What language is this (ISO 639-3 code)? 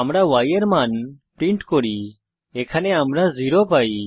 ben